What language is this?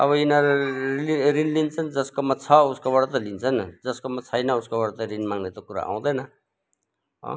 Nepali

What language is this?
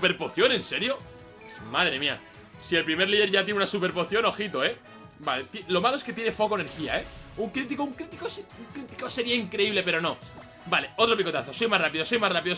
Spanish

